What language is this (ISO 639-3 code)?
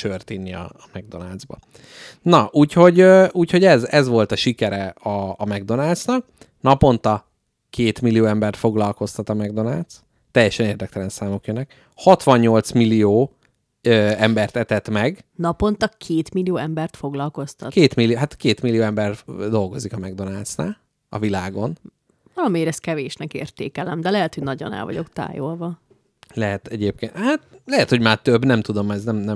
hun